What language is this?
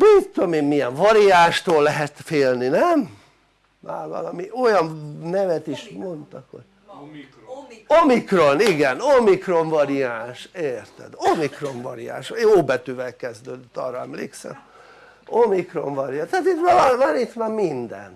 Hungarian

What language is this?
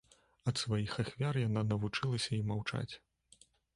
Belarusian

